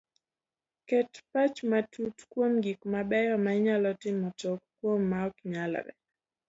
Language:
Luo (Kenya and Tanzania)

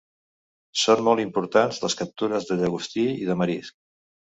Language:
Catalan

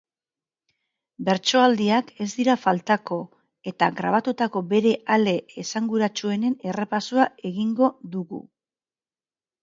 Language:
Basque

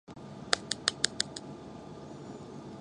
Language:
Japanese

